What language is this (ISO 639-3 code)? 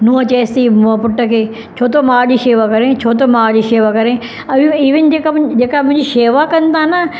snd